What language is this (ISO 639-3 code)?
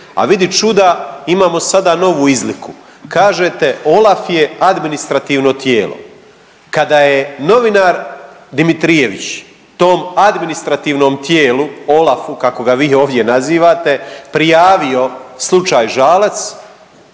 hrv